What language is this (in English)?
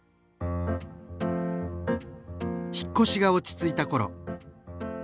Japanese